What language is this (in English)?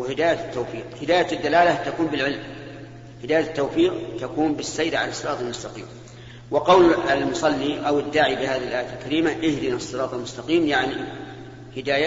Arabic